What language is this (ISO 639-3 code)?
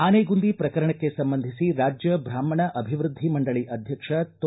kan